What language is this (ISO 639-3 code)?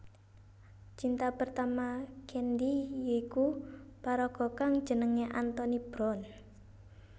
jav